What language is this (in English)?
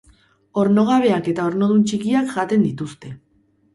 Basque